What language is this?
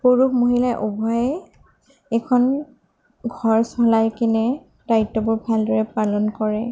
Assamese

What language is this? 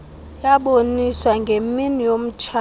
Xhosa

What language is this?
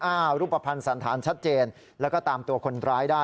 Thai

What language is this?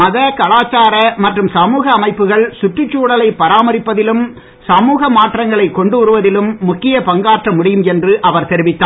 Tamil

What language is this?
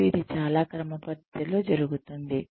Telugu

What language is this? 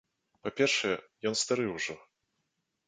Belarusian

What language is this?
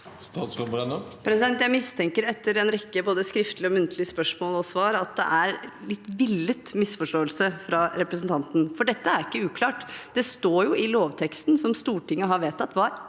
Norwegian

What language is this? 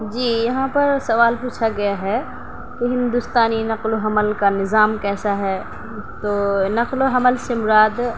Urdu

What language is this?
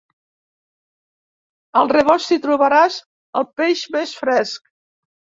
Catalan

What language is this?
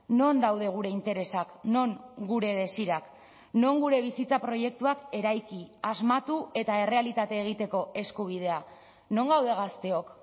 Basque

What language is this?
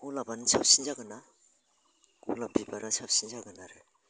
Bodo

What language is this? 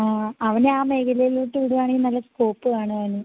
Malayalam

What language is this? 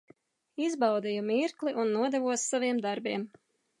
Latvian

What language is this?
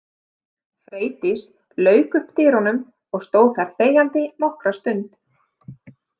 Icelandic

